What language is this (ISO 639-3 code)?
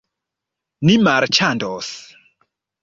epo